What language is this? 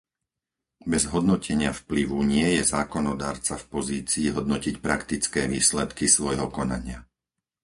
Slovak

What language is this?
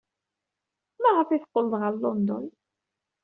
Kabyle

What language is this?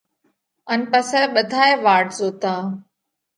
Parkari Koli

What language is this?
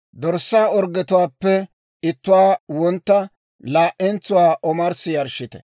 Dawro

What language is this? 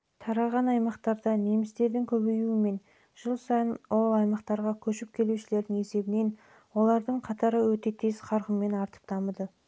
Kazakh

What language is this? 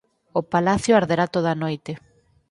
Galician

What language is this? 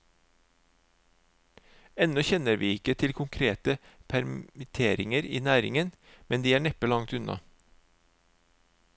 Norwegian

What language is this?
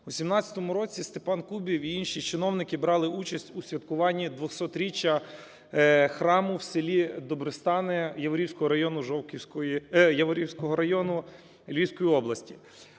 Ukrainian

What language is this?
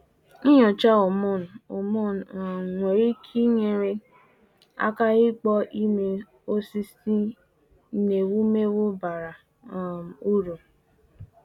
Igbo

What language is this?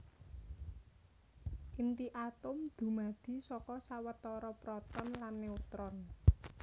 Javanese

